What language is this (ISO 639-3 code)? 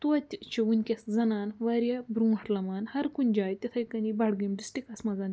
kas